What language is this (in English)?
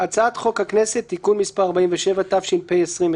Hebrew